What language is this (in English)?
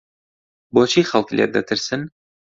Central Kurdish